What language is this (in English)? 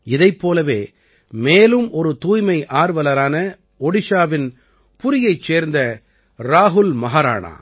Tamil